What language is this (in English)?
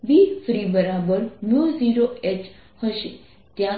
Gujarati